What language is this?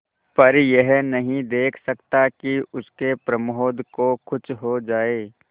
Hindi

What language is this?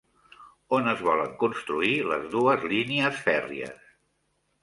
Catalan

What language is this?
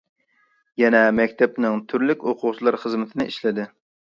Uyghur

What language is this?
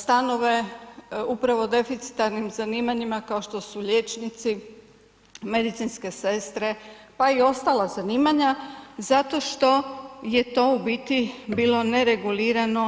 Croatian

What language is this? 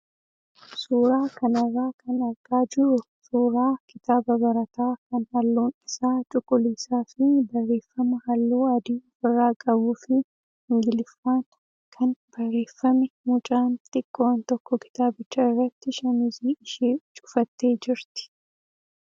Oromo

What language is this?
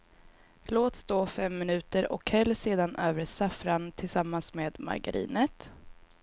Swedish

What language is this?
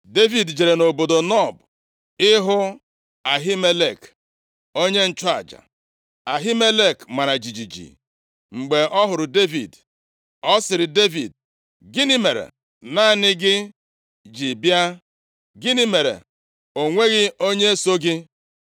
Igbo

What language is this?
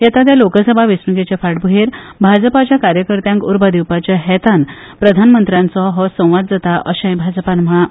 Konkani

